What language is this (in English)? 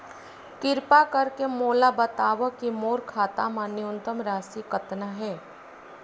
Chhattisgarhi